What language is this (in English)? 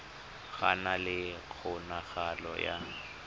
Tswana